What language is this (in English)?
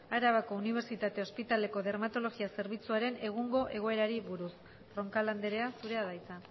Basque